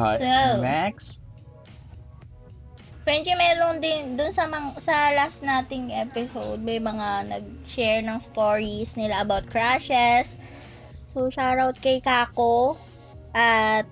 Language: Filipino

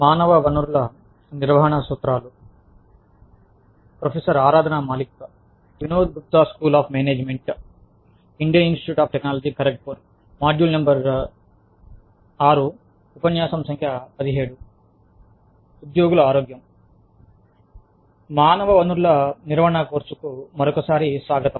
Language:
Telugu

